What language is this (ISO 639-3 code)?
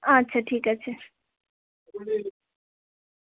ben